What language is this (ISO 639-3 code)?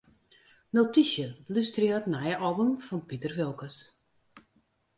fry